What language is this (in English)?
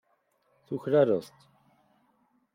Kabyle